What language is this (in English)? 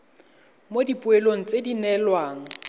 Tswana